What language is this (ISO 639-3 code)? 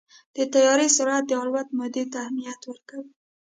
pus